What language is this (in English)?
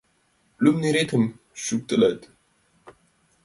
Mari